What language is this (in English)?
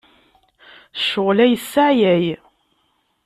Kabyle